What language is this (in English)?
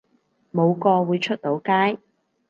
Cantonese